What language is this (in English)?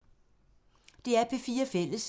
Danish